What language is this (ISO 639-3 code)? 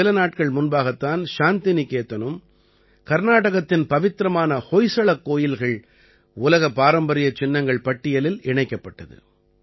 tam